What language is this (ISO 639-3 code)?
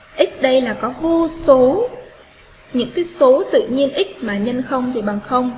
vie